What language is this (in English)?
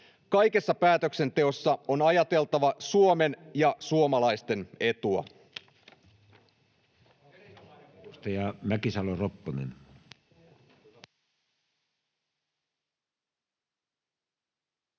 Finnish